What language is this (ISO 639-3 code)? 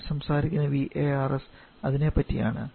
mal